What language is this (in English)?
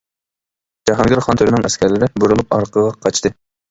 Uyghur